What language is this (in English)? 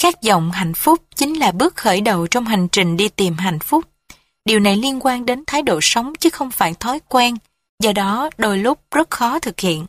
Vietnamese